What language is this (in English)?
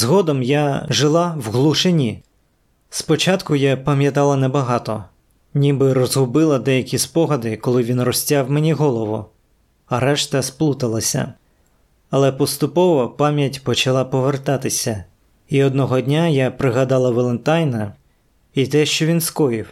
Ukrainian